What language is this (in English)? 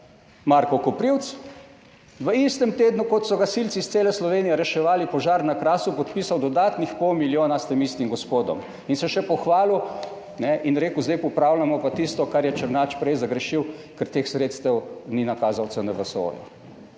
Slovenian